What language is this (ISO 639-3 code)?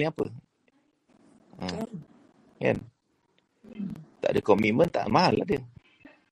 msa